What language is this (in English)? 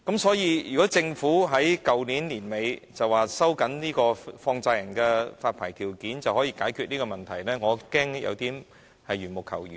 Cantonese